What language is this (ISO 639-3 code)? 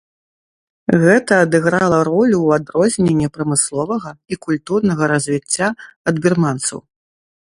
bel